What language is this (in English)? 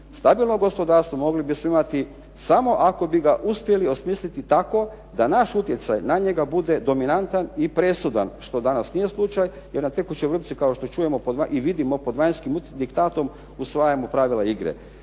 Croatian